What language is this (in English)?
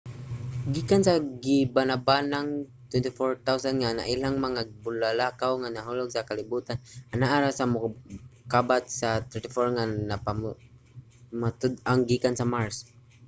Cebuano